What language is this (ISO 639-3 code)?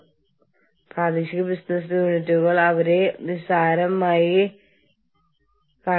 mal